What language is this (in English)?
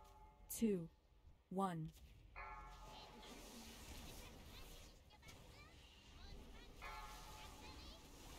German